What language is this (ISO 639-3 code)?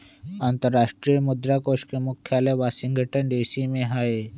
mag